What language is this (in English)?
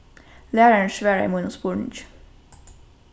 Faroese